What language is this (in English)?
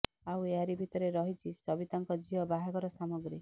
Odia